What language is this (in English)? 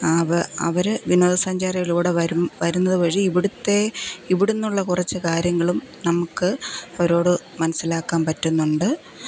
Malayalam